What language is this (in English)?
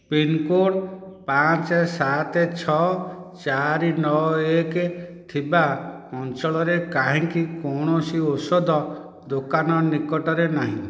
Odia